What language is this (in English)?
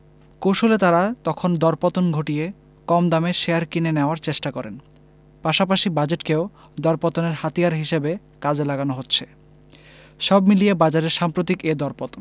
Bangla